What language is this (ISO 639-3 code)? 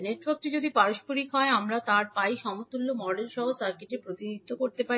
ben